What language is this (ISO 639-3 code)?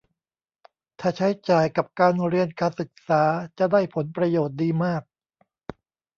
tha